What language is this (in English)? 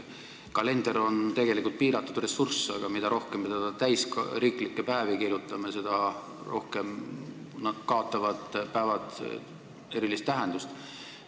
Estonian